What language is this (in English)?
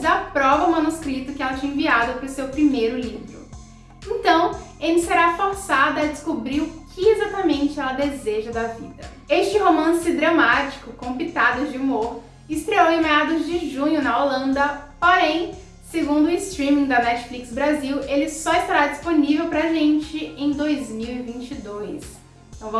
Portuguese